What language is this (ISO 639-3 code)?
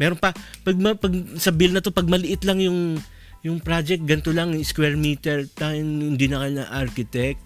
fil